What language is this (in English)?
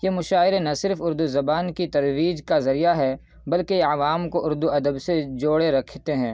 Urdu